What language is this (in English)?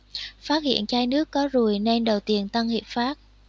Vietnamese